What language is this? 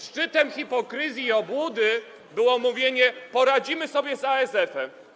Polish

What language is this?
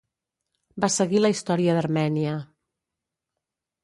Catalan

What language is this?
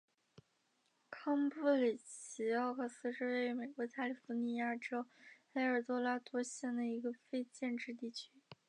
Chinese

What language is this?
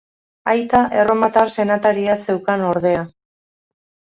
Basque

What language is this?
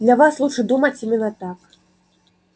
Russian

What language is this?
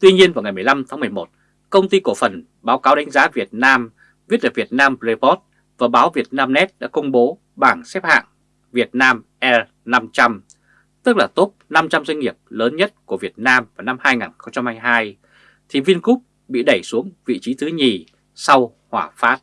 Vietnamese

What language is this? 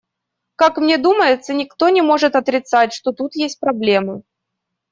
Russian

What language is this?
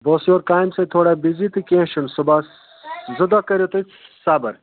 Kashmiri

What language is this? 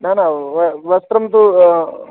Sanskrit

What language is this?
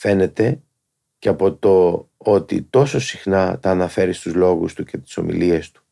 Greek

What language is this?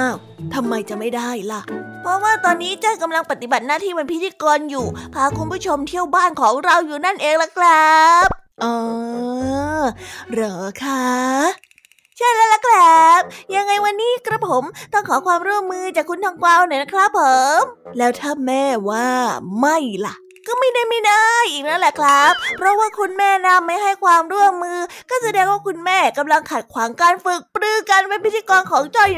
Thai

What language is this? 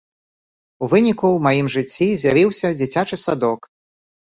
Belarusian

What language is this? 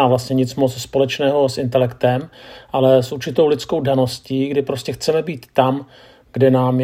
Czech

